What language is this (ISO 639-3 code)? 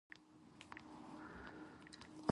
eng